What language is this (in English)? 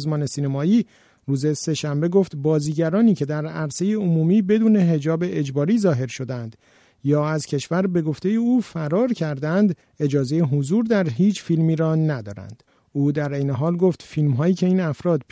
Persian